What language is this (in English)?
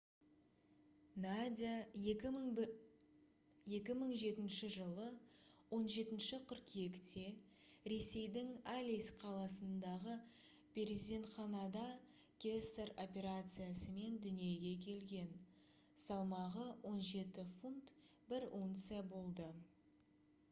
Kazakh